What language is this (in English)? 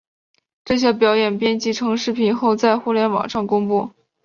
Chinese